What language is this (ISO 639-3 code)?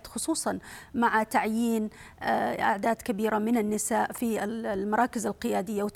ara